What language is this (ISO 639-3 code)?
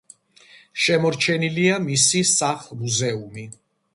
kat